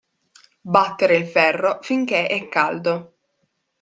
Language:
Italian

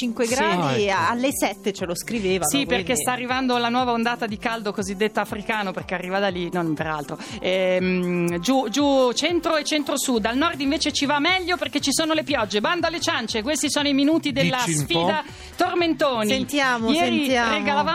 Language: Italian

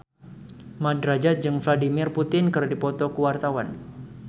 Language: Sundanese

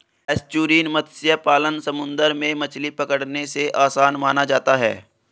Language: Hindi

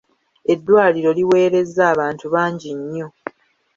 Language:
Ganda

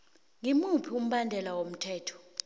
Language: South Ndebele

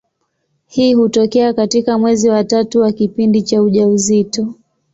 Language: Swahili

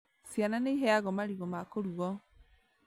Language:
Kikuyu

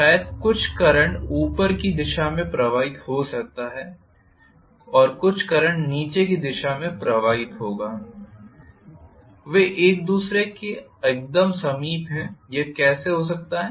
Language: Hindi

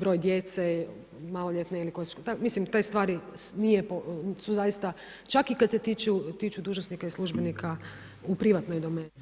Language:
Croatian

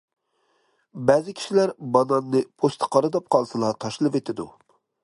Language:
Uyghur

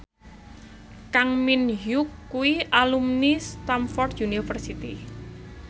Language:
Javanese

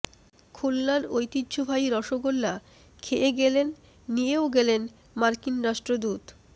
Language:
Bangla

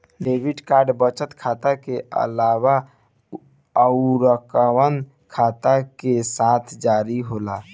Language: Bhojpuri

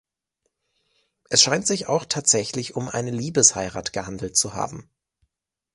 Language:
German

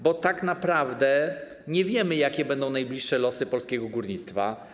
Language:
Polish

